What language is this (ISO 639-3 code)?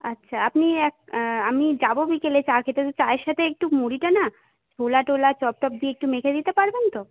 ben